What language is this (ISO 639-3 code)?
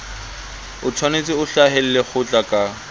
sot